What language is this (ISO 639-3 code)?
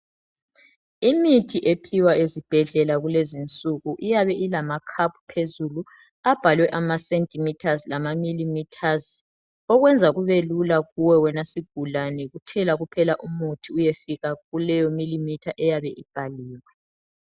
nde